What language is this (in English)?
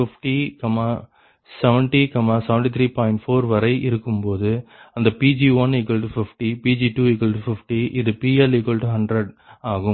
Tamil